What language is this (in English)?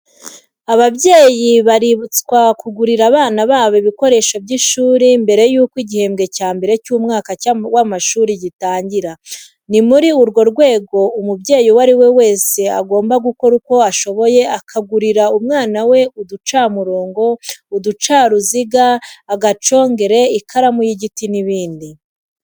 Kinyarwanda